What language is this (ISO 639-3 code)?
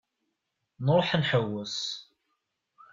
kab